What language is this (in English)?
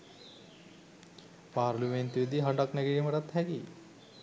Sinhala